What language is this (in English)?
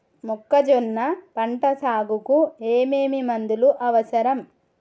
Telugu